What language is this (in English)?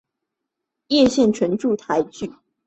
Chinese